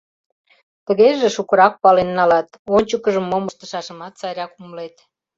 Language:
Mari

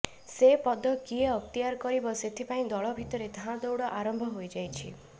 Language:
Odia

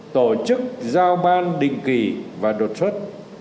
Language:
Vietnamese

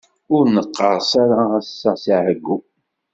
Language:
Kabyle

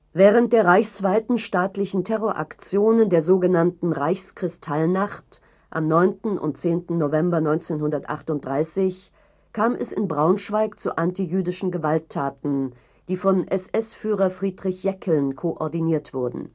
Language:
German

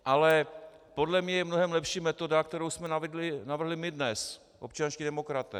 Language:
Czech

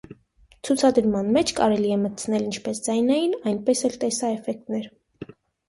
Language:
Armenian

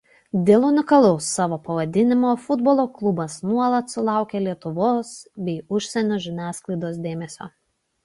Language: Lithuanian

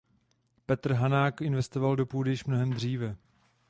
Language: Czech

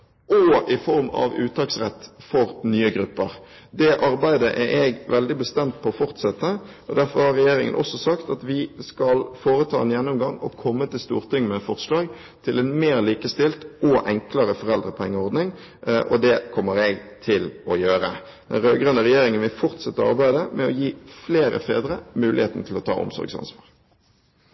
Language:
Norwegian Bokmål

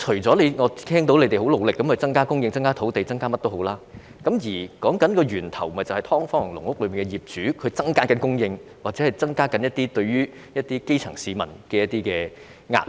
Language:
Cantonese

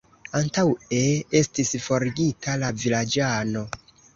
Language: Esperanto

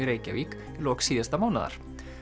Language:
Icelandic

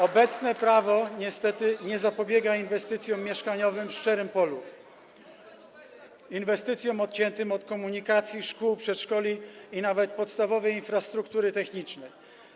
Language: Polish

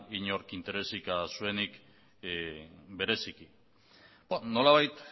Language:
Basque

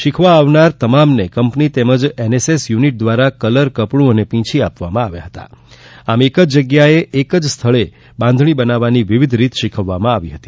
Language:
Gujarati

